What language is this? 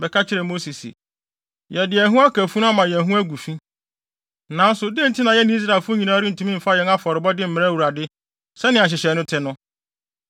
Akan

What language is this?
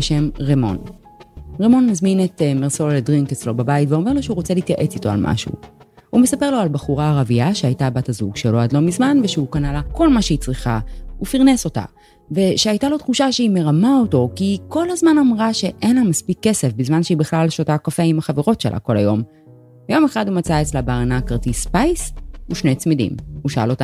Hebrew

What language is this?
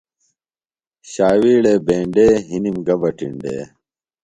Phalura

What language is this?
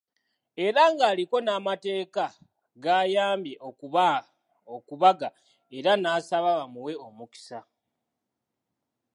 Ganda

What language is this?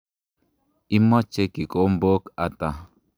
Kalenjin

